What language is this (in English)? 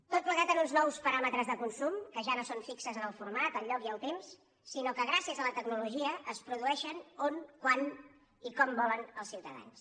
Catalan